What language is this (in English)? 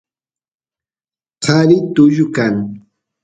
Santiago del Estero Quichua